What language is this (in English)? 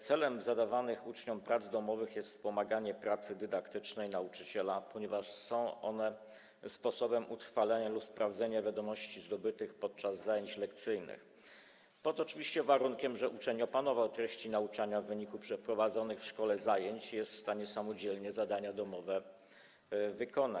Polish